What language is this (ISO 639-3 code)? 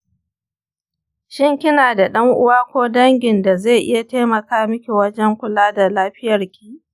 hau